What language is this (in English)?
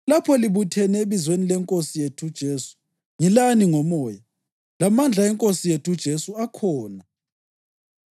North Ndebele